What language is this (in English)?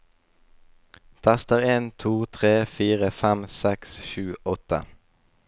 Norwegian